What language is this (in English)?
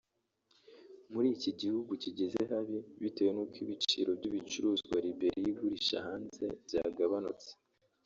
Kinyarwanda